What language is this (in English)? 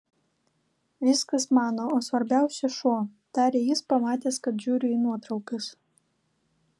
Lithuanian